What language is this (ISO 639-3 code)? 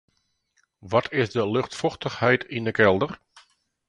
fry